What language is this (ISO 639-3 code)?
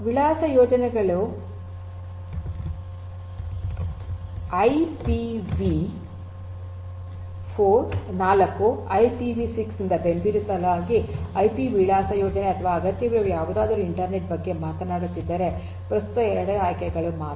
kan